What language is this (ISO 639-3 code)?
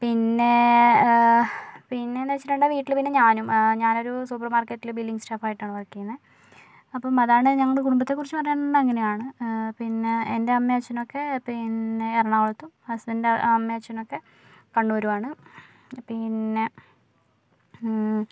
mal